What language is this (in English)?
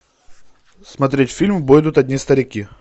Russian